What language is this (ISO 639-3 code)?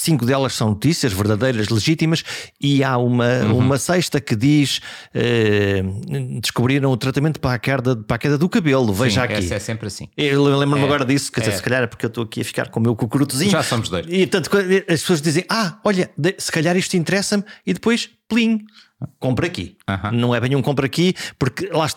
por